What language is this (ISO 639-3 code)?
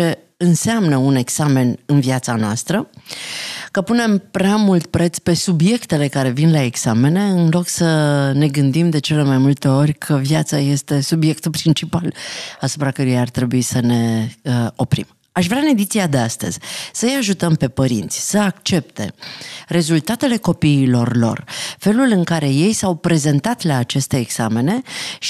ron